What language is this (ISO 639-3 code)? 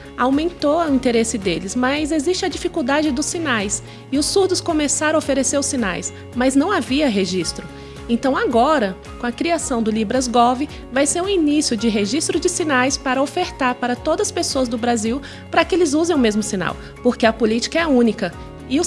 por